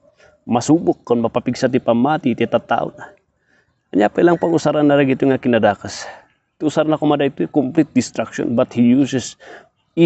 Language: Filipino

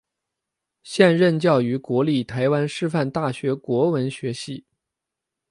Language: Chinese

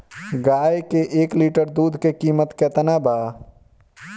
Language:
Bhojpuri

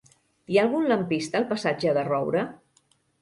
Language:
Catalan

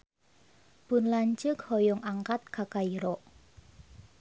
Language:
Sundanese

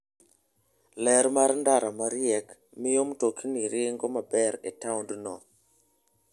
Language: Luo (Kenya and Tanzania)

